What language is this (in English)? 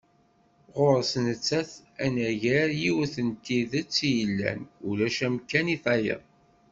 Kabyle